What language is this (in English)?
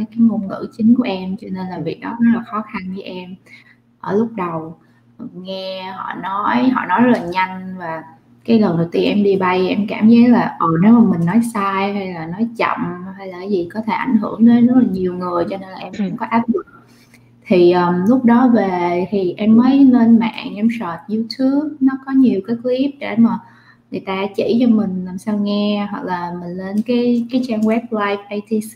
Vietnamese